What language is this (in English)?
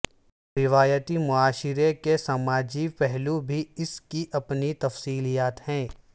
Urdu